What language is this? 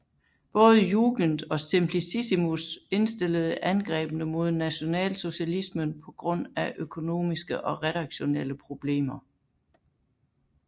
Danish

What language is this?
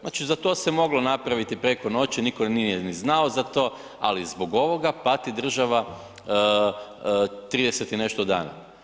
Croatian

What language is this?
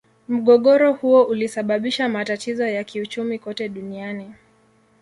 Swahili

